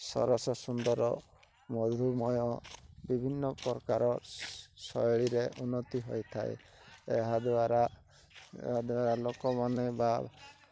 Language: Odia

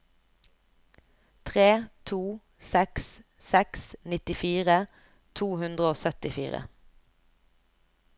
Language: Norwegian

